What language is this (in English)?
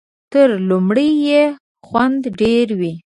Pashto